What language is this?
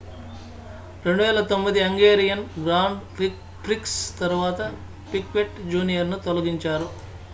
Telugu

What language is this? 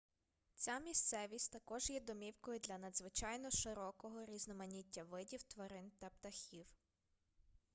Ukrainian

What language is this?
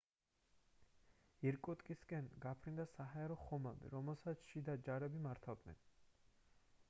Georgian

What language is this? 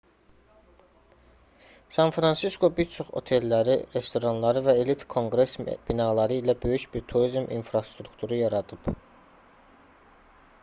Azerbaijani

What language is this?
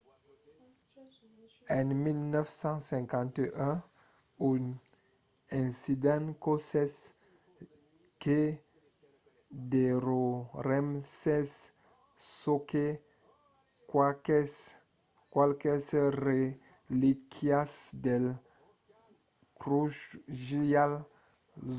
Occitan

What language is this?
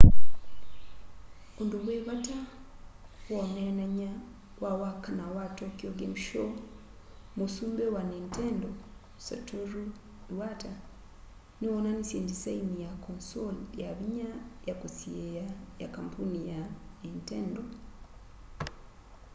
Kamba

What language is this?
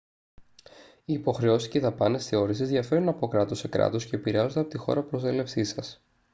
Greek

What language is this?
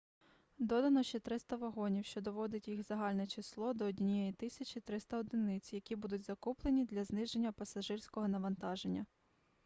Ukrainian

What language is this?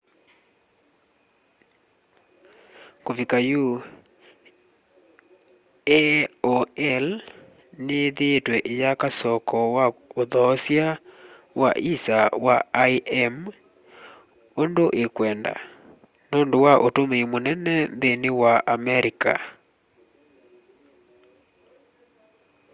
Kamba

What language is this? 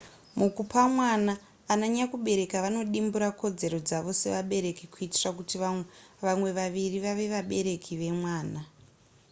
Shona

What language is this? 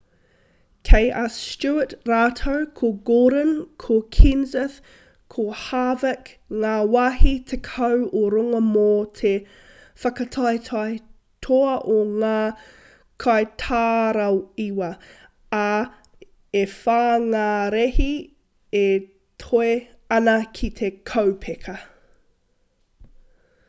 Māori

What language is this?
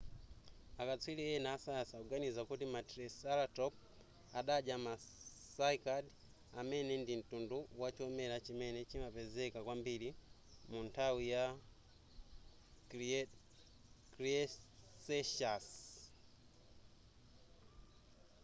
Nyanja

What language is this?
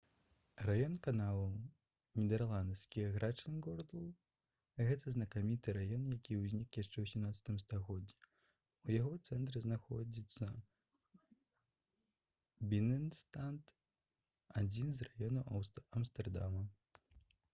Belarusian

